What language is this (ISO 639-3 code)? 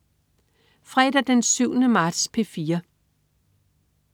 dan